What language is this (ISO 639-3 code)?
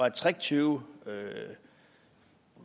dan